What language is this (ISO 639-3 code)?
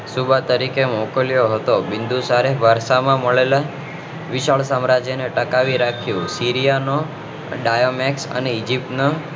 guj